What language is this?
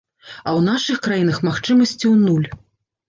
Belarusian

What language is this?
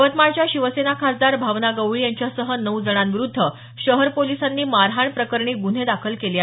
Marathi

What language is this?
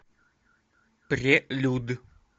Russian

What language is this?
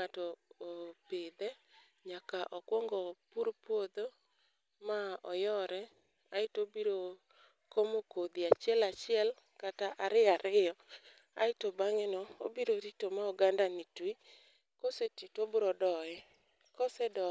Luo (Kenya and Tanzania)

